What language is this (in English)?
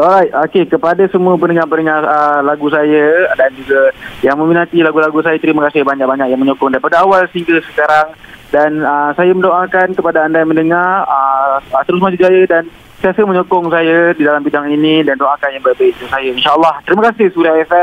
Malay